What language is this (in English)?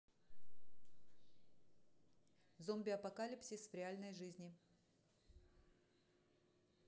Russian